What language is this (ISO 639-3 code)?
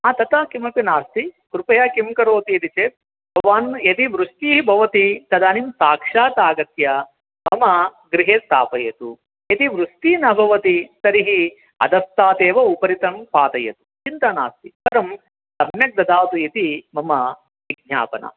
san